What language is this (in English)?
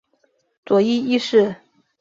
Chinese